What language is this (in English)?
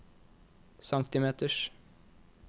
Norwegian